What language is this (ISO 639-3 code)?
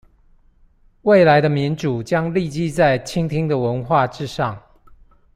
zho